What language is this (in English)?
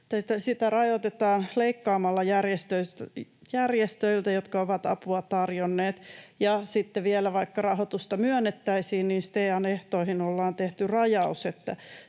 Finnish